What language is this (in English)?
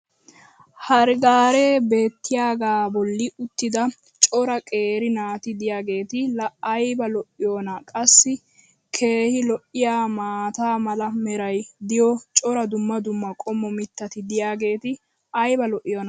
Wolaytta